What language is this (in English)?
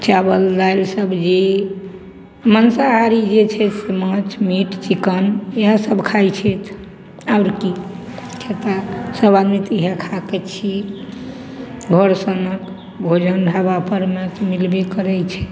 Maithili